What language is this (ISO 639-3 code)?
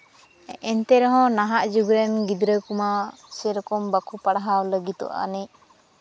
sat